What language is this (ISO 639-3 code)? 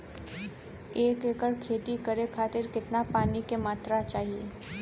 bho